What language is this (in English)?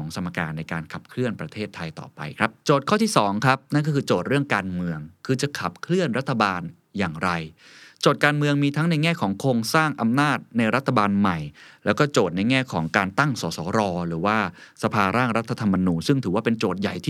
Thai